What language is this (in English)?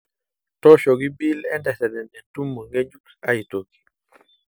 Masai